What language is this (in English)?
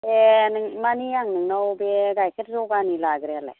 Bodo